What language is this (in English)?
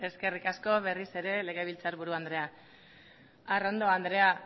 Basque